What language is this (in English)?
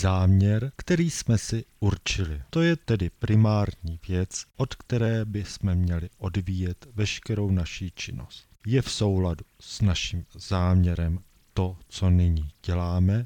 Czech